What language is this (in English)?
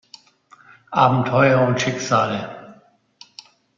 German